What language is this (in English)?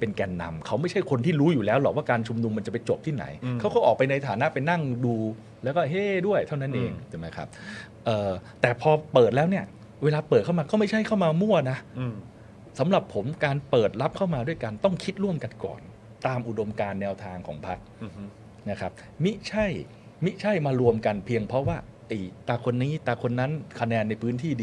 Thai